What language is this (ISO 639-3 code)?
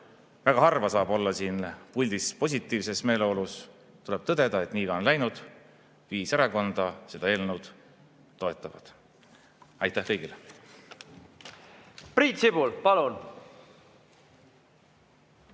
est